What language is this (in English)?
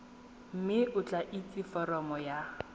Tswana